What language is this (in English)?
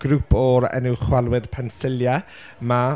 Welsh